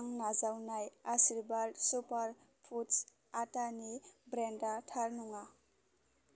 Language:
Bodo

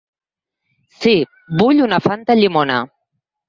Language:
Catalan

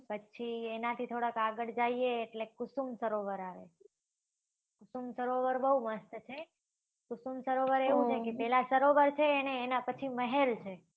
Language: Gujarati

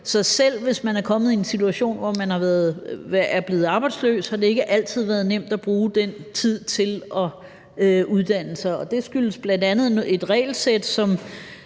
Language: Danish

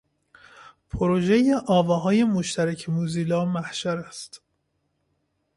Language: Persian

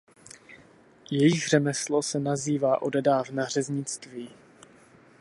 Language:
Czech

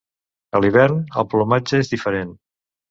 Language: Catalan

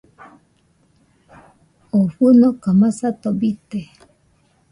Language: Nüpode Huitoto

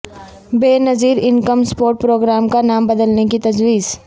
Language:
Urdu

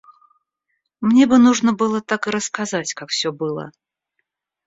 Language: Russian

